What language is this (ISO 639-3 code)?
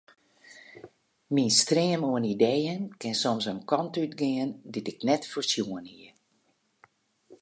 fry